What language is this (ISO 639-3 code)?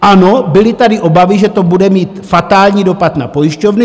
ces